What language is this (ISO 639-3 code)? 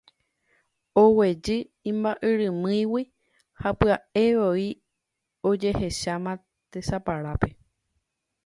grn